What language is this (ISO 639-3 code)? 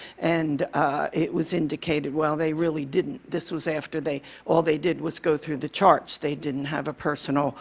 eng